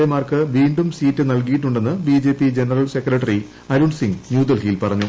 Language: Malayalam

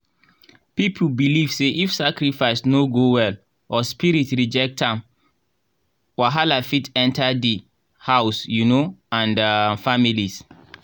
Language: Nigerian Pidgin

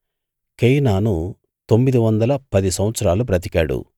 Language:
Telugu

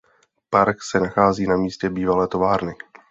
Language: Czech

